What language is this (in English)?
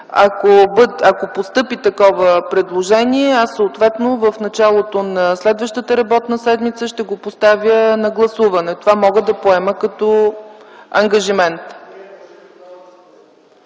Bulgarian